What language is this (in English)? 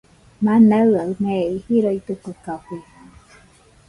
Nüpode Huitoto